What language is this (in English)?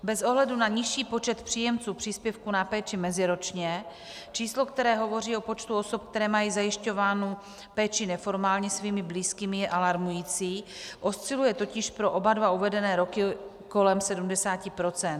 Czech